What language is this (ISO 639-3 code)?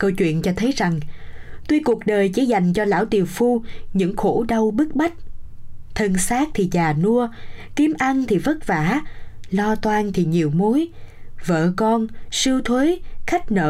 vie